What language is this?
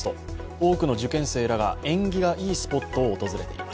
Japanese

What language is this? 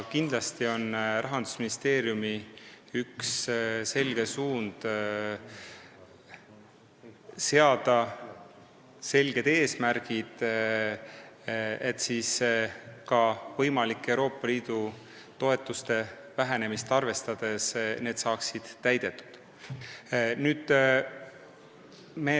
Estonian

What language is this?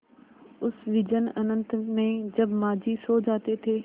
Hindi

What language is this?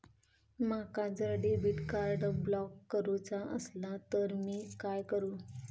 Marathi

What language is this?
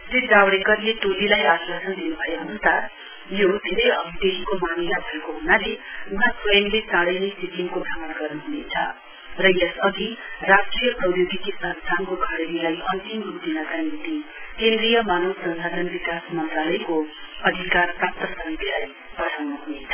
Nepali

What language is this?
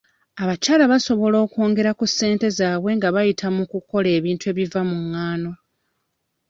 Ganda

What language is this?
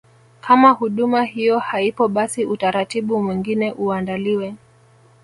Swahili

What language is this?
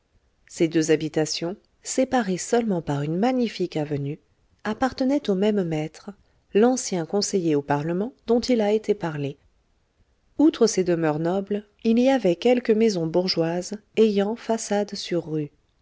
French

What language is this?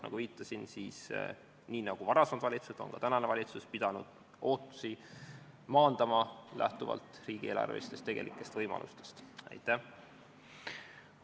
Estonian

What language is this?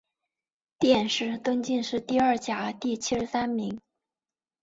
Chinese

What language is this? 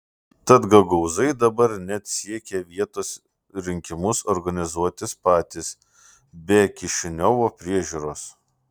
Lithuanian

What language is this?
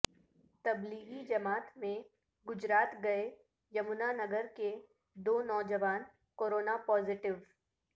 Urdu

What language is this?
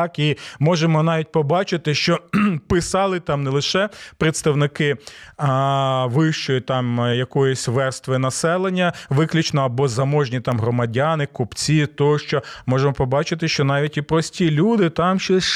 Ukrainian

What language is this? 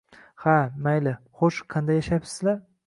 Uzbek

